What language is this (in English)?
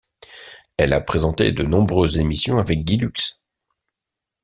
French